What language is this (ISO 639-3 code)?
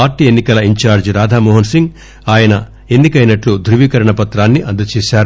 tel